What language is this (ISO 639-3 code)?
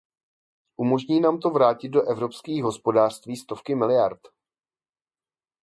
ces